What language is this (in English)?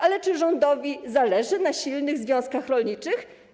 Polish